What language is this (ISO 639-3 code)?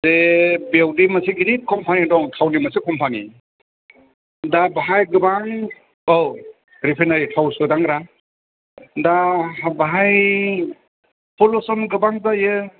brx